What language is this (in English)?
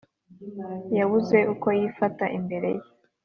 Kinyarwanda